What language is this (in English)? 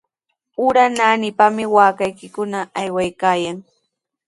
Sihuas Ancash Quechua